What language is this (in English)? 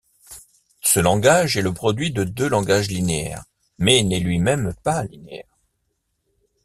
French